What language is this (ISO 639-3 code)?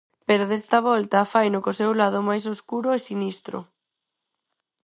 glg